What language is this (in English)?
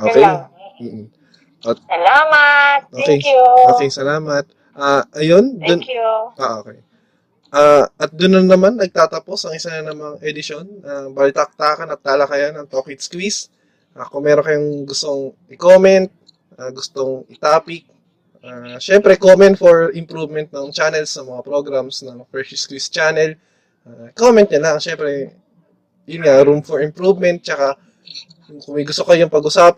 Filipino